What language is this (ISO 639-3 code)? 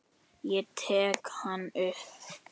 isl